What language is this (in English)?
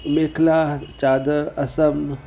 Sindhi